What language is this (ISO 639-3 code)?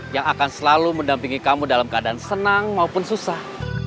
ind